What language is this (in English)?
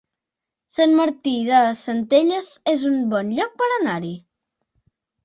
Catalan